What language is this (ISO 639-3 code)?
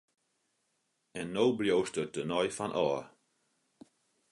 fry